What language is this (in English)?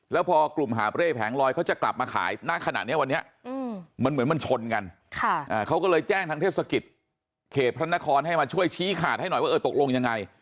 Thai